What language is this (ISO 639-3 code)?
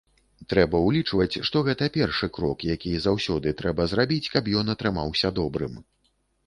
bel